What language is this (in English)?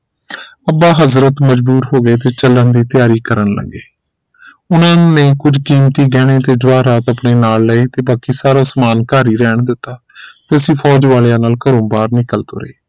Punjabi